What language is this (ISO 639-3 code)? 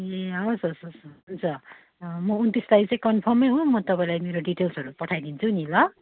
nep